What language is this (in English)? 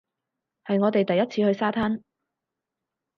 Cantonese